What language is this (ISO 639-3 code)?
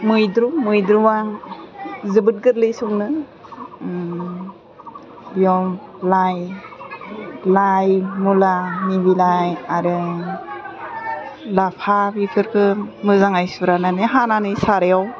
brx